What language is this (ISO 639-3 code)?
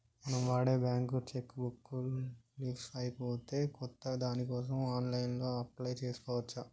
tel